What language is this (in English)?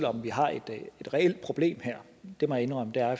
Danish